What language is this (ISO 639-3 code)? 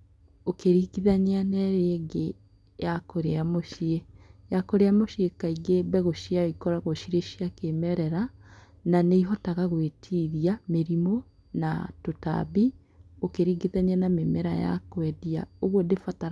kik